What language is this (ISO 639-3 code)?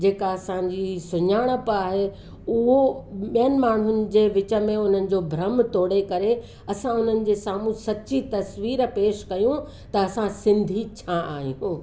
snd